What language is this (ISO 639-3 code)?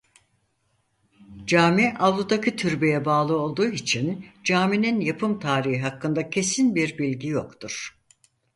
tur